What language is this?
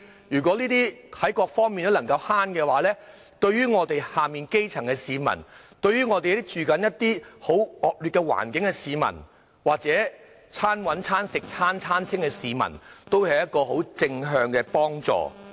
Cantonese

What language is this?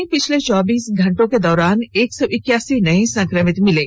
Hindi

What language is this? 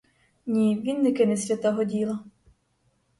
Ukrainian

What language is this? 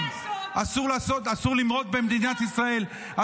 Hebrew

